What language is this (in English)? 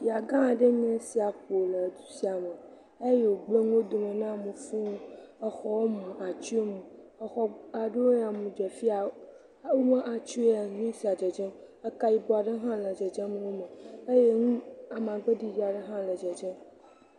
Ewe